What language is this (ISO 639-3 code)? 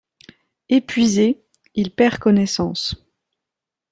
fra